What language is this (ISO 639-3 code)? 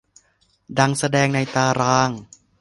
tha